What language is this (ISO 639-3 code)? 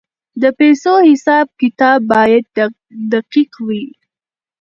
pus